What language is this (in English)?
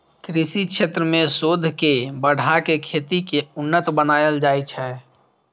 Maithili